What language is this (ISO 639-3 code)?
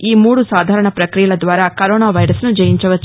tel